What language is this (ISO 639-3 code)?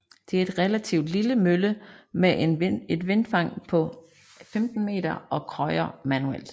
dan